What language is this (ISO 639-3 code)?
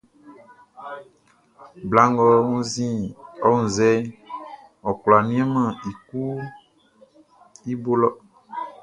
bci